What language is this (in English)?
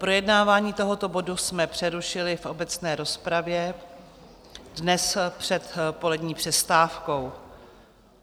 Czech